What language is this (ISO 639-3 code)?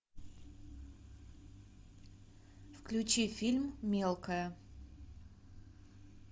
rus